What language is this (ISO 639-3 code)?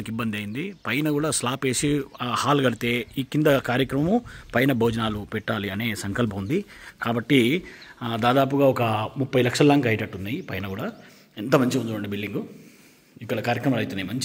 tel